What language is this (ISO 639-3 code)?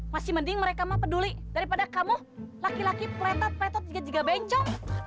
ind